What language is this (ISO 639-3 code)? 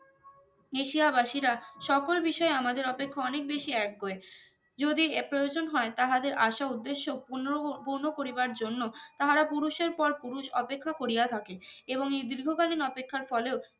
ben